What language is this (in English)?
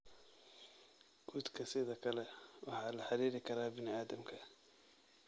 Somali